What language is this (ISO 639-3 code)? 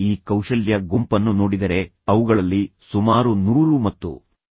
kan